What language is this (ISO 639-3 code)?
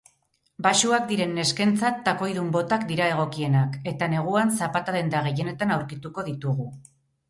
eus